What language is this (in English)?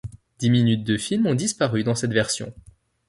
French